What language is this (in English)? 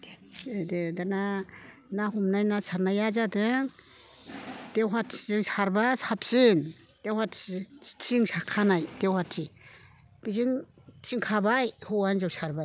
Bodo